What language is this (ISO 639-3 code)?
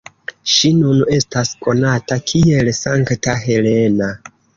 epo